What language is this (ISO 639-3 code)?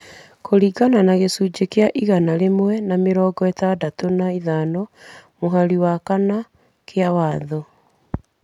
kik